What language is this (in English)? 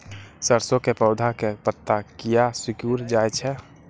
Maithili